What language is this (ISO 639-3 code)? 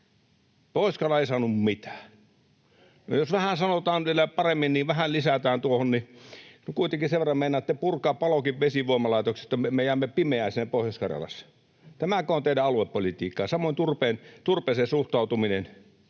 fin